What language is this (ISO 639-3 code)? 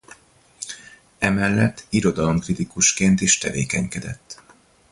hun